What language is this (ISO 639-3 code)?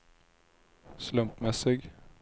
swe